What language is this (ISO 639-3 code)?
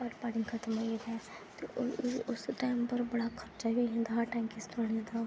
doi